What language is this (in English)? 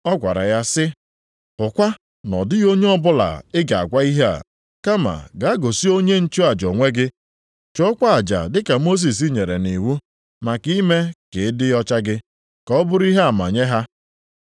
Igbo